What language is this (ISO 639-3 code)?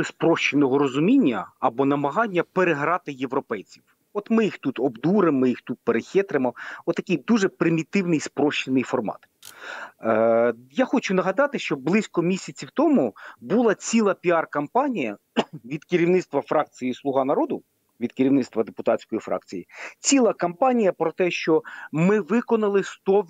ukr